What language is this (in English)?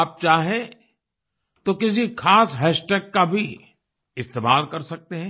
Hindi